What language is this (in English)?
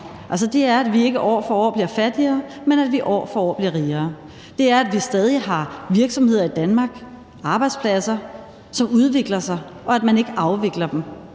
Danish